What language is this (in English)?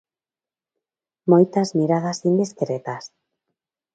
Galician